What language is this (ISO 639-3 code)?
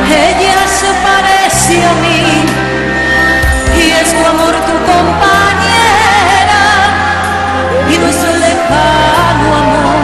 ara